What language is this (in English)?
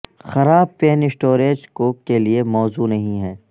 Urdu